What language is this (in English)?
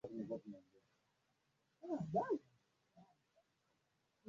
Swahili